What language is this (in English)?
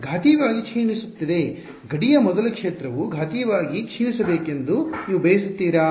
Kannada